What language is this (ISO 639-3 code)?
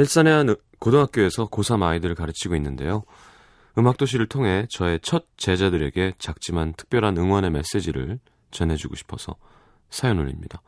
kor